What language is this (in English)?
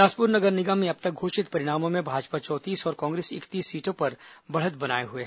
Hindi